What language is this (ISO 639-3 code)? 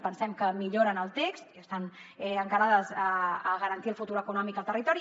cat